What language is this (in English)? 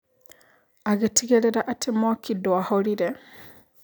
Kikuyu